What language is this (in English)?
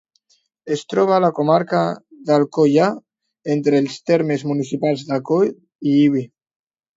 Catalan